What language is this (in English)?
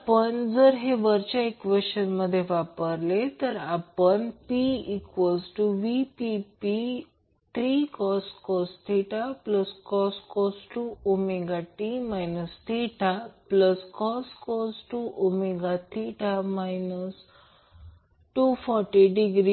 Marathi